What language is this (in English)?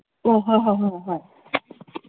Manipuri